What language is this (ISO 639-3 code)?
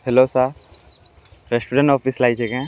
ori